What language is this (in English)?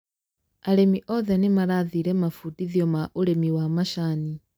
Kikuyu